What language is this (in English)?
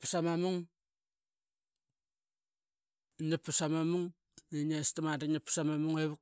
Qaqet